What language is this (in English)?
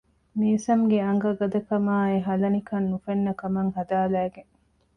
Divehi